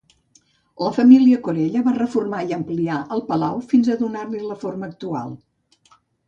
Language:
Catalan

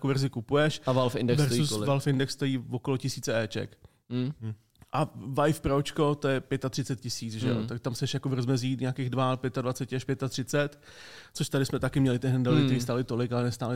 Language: Czech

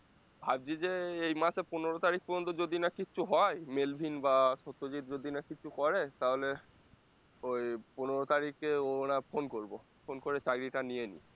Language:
Bangla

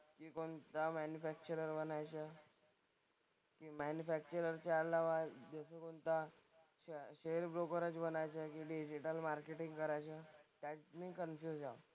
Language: Marathi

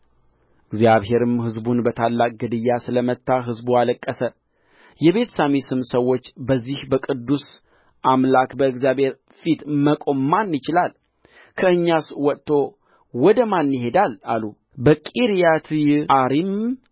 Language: Amharic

